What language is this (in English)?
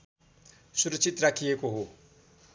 Nepali